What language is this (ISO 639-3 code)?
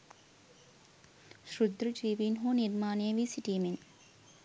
sin